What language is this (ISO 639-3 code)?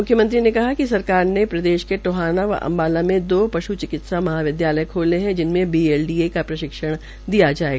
hin